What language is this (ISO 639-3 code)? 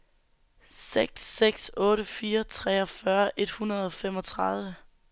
dan